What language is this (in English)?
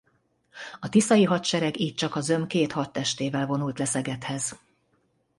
Hungarian